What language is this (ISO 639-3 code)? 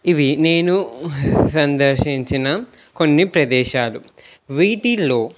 tel